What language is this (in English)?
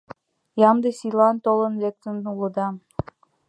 Mari